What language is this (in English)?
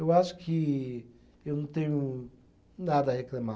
Portuguese